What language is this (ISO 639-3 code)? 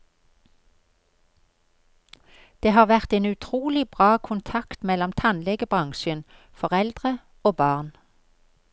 nor